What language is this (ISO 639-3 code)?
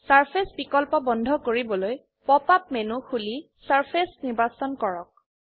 asm